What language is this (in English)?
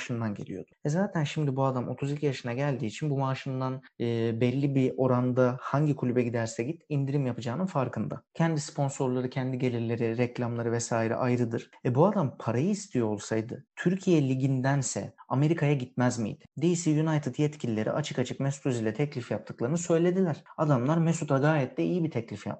Turkish